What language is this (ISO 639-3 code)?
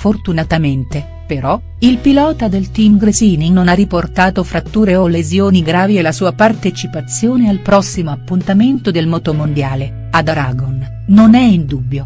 ita